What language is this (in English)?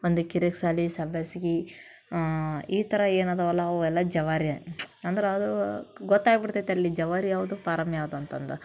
Kannada